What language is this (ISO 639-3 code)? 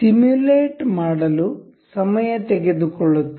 kan